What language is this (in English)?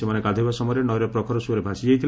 Odia